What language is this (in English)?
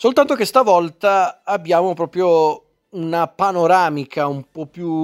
Italian